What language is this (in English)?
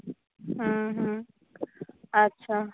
Odia